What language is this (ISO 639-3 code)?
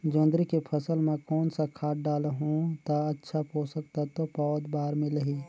hne